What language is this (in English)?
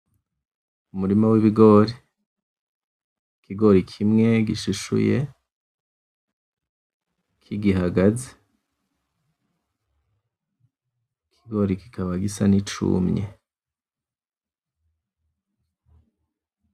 Rundi